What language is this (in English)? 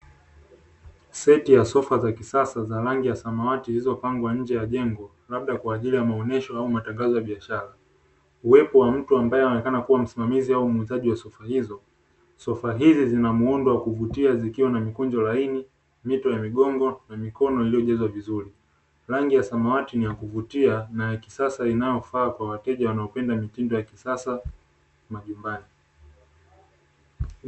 Swahili